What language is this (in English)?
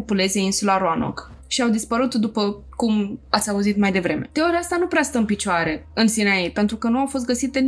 Romanian